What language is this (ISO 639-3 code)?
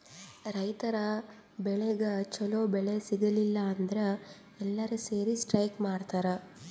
kan